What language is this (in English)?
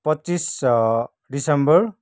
Nepali